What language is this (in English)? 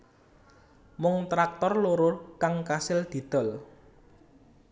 Javanese